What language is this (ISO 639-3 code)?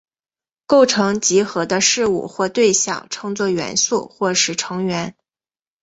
zho